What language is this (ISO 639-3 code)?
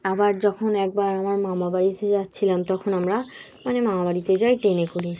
ben